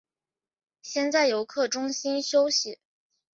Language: Chinese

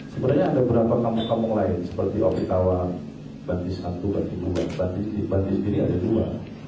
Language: Indonesian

